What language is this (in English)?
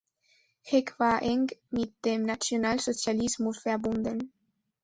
German